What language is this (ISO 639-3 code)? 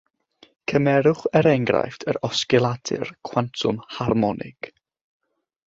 cym